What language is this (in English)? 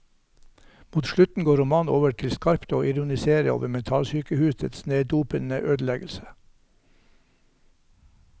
Norwegian